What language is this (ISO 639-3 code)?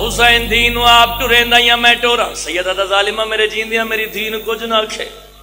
ara